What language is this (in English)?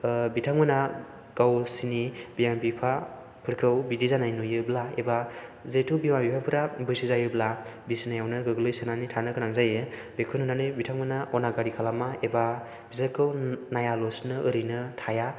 Bodo